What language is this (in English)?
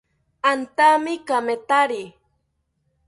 South Ucayali Ashéninka